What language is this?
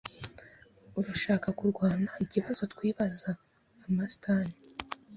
Kinyarwanda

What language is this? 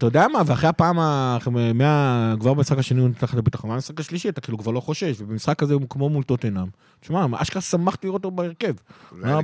Hebrew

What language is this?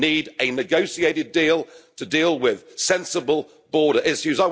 English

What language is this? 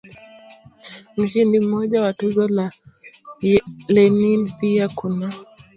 Swahili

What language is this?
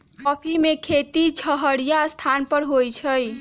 Magahi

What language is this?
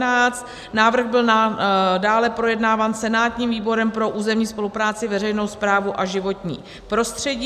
Czech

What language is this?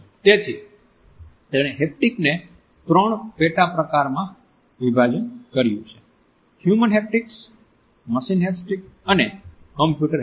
Gujarati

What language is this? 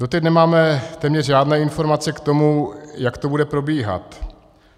Czech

